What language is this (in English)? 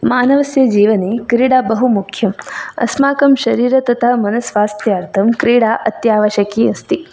Sanskrit